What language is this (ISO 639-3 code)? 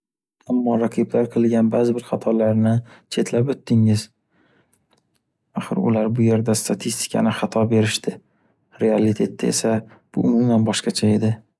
uzb